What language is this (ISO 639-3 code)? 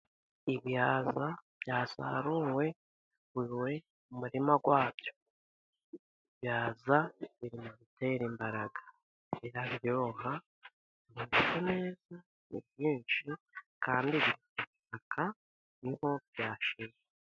kin